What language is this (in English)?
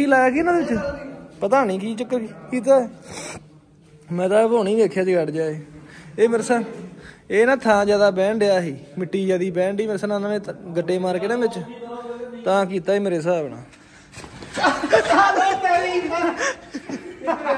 Punjabi